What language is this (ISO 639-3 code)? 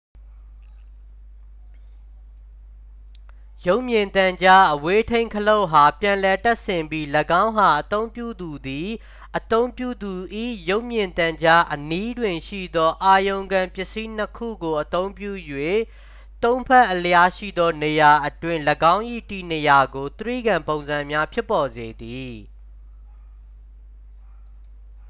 mya